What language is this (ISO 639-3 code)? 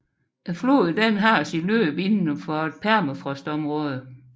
dan